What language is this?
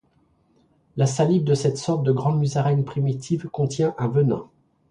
French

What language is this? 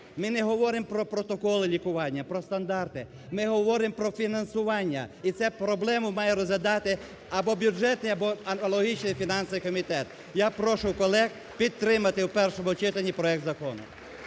Ukrainian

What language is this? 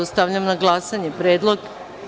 Serbian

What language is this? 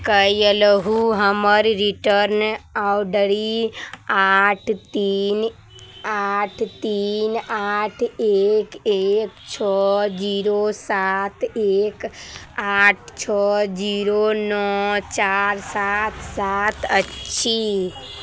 Maithili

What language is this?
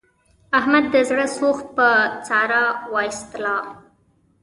Pashto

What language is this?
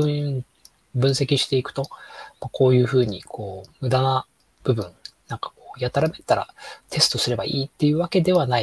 Japanese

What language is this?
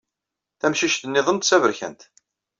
Kabyle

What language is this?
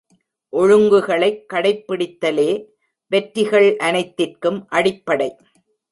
Tamil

